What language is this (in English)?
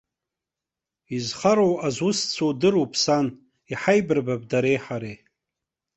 Abkhazian